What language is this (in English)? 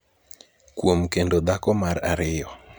Luo (Kenya and Tanzania)